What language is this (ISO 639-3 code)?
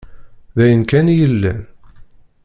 kab